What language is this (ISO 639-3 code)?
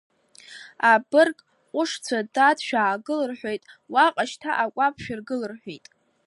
abk